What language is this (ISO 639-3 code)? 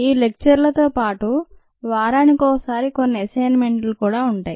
tel